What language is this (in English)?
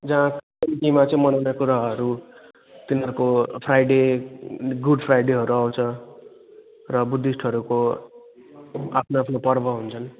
Nepali